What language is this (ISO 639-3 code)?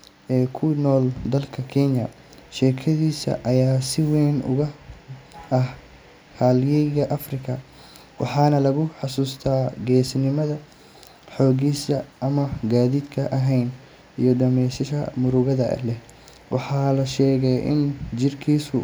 som